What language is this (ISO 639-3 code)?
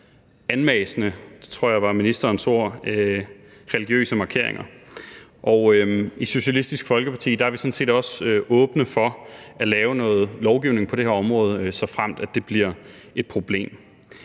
dan